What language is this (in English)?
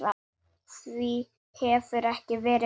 Icelandic